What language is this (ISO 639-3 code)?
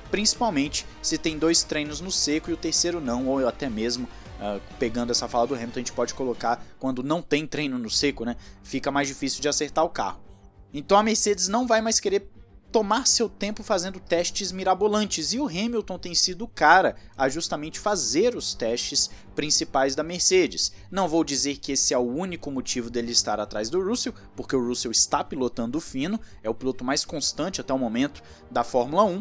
por